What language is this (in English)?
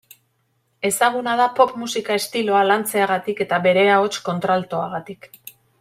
Basque